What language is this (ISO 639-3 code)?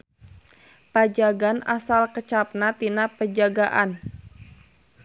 sun